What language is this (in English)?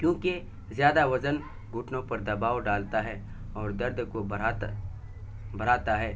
Urdu